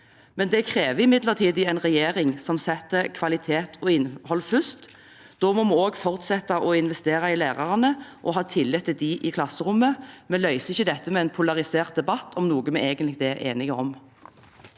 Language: Norwegian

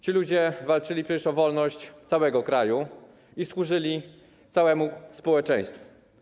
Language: Polish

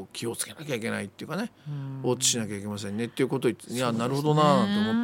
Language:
Japanese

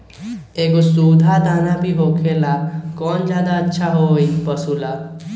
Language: Magahi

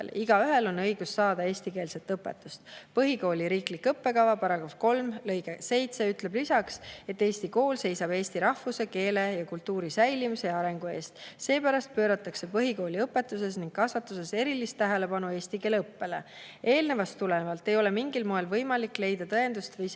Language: Estonian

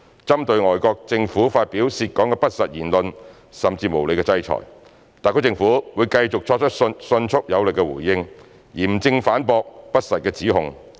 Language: Cantonese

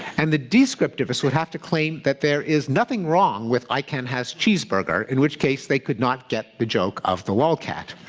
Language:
English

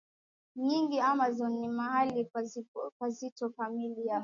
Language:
Swahili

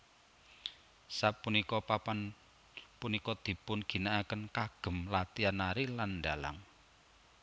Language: Javanese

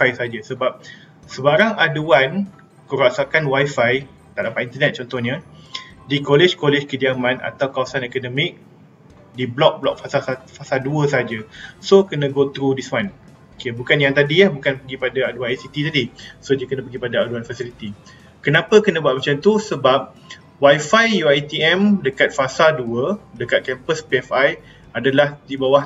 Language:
Malay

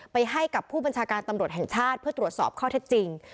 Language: Thai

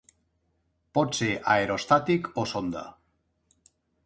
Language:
Catalan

